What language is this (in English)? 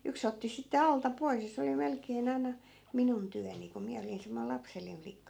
Finnish